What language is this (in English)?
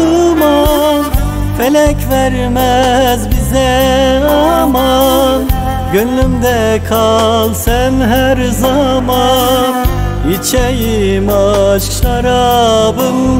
Turkish